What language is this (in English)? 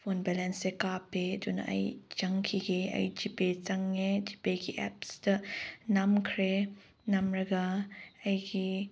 Manipuri